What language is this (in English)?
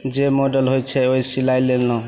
Maithili